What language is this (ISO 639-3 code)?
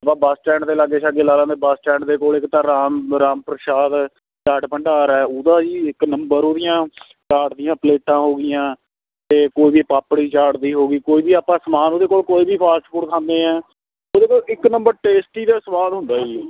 pan